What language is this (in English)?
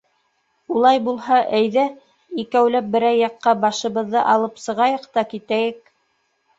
Bashkir